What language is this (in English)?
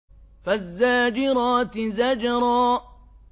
Arabic